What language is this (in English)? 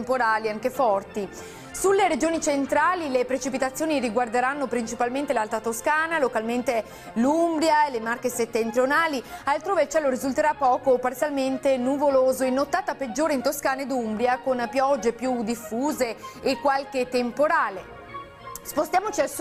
Italian